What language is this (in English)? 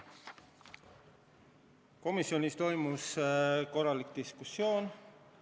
Estonian